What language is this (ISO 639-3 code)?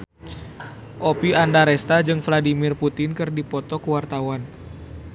sun